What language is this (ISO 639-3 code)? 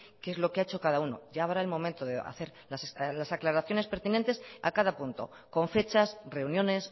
spa